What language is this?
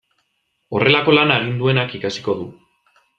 Basque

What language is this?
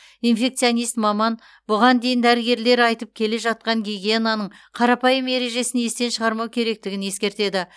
Kazakh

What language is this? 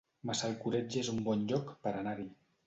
Catalan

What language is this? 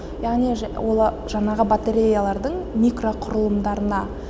Kazakh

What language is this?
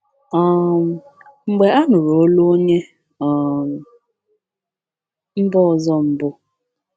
Igbo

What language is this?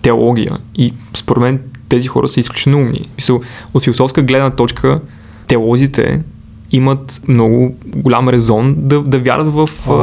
Bulgarian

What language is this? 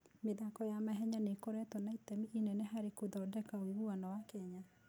Kikuyu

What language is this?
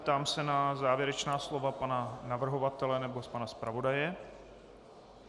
Czech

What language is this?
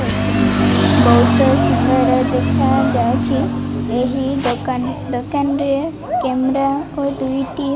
Odia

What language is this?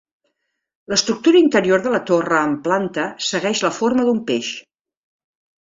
Catalan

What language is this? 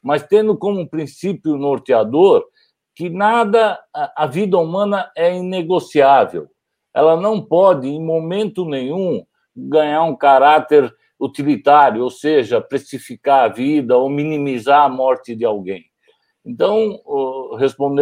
Portuguese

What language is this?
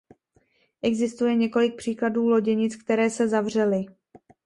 Czech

